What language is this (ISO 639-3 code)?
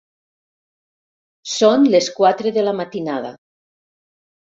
cat